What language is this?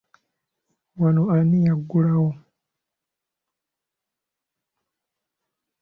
Ganda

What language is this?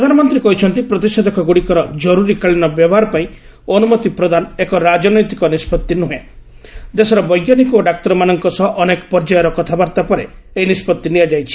Odia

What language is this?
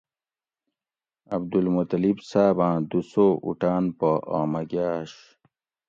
Gawri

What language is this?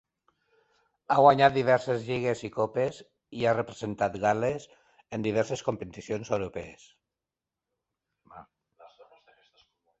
Catalan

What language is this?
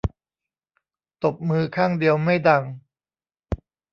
Thai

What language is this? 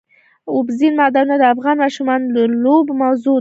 Pashto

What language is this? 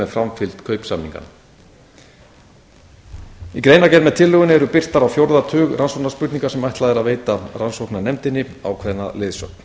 Icelandic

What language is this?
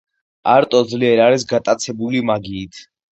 Georgian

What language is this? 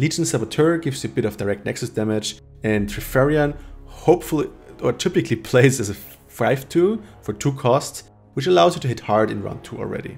English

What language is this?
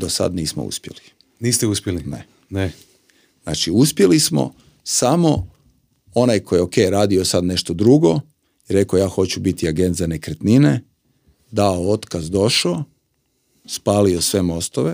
Croatian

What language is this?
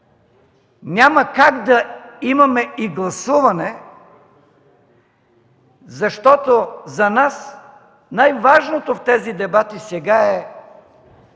Bulgarian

